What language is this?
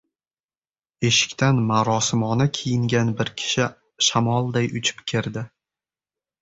Uzbek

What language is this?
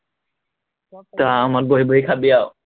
Assamese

